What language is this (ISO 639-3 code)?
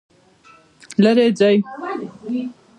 pus